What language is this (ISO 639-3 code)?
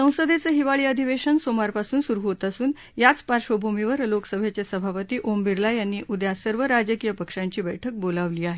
mar